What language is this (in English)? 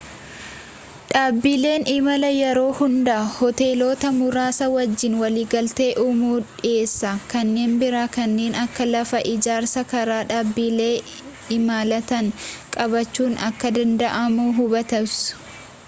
Oromo